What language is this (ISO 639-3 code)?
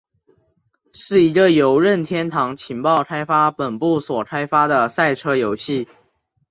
zho